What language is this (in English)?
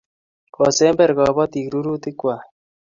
Kalenjin